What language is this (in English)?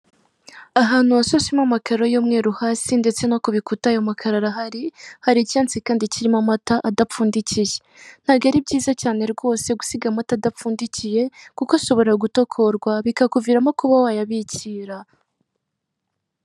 Kinyarwanda